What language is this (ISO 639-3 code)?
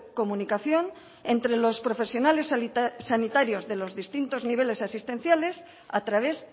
spa